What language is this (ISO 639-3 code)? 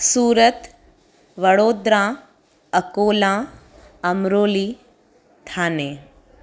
snd